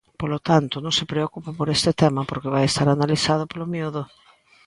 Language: Galician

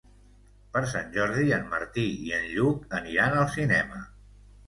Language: Catalan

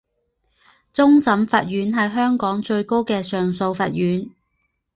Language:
Chinese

